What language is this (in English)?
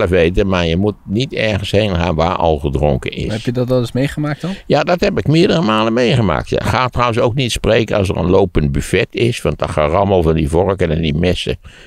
Dutch